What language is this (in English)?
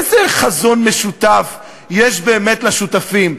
Hebrew